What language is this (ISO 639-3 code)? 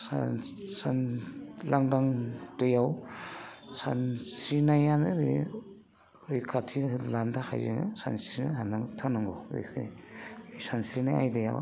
brx